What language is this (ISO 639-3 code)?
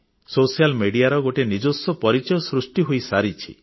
ori